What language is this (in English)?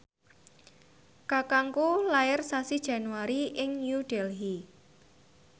Javanese